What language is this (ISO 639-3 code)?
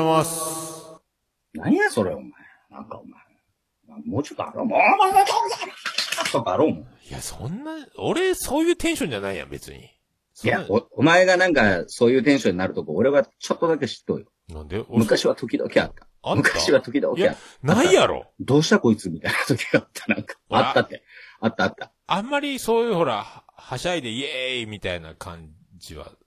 jpn